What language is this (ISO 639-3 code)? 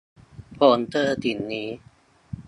tha